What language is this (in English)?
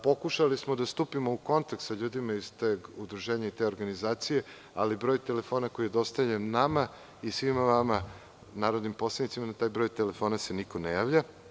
Serbian